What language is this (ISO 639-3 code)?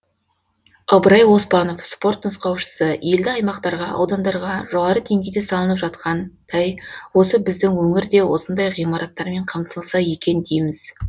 kaz